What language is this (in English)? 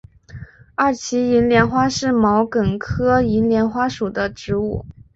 Chinese